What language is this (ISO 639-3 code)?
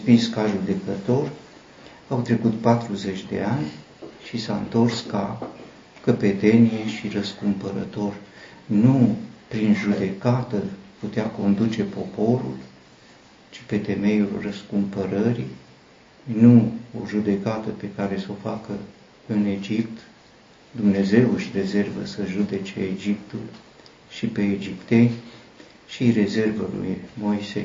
ron